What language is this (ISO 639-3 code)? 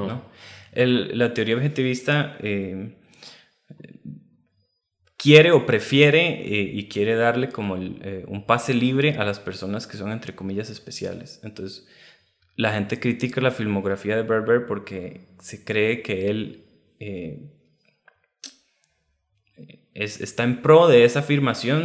spa